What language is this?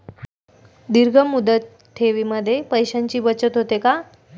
Marathi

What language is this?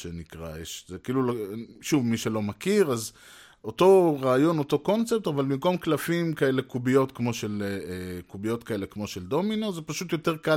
Hebrew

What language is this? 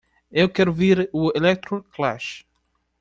Portuguese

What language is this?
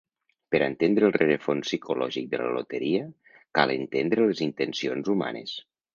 Catalan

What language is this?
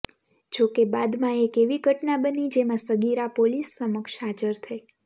Gujarati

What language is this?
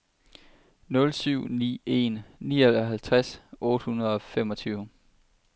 Danish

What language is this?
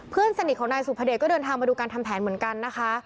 Thai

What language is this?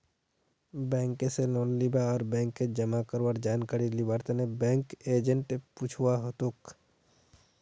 Magahi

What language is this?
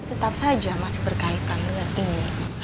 Indonesian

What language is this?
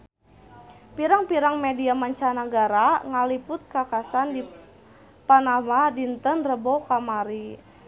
Sundanese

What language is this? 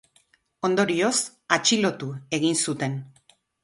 Basque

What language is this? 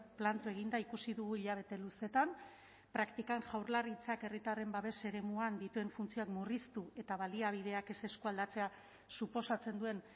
Basque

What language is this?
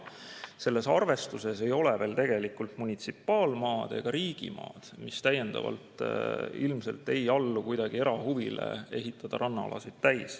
Estonian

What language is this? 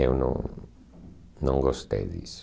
Portuguese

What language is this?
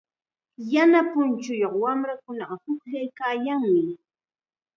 Chiquián Ancash Quechua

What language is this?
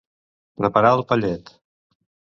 Catalan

